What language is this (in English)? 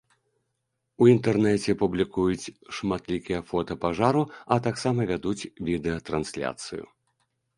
Belarusian